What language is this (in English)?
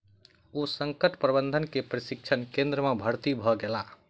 Maithili